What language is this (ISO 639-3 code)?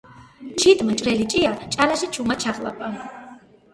kat